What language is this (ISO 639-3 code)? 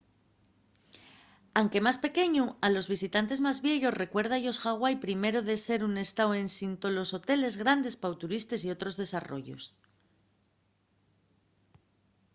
ast